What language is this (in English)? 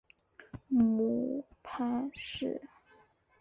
Chinese